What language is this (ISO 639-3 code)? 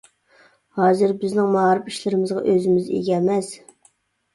uig